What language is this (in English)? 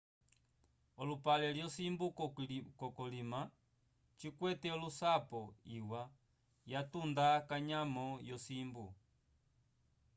Umbundu